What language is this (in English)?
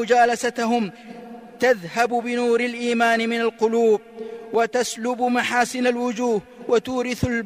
Arabic